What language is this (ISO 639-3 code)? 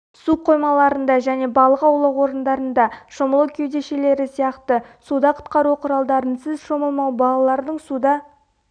kaz